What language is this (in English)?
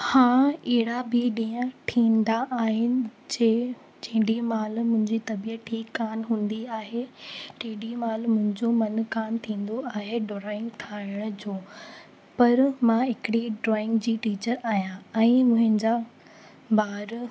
Sindhi